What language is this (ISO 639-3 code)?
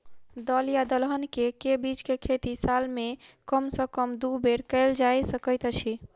mai